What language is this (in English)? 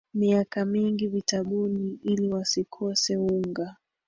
Swahili